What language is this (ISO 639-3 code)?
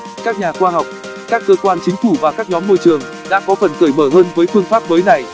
vie